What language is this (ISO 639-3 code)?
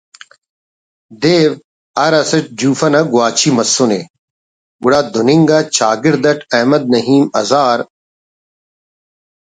brh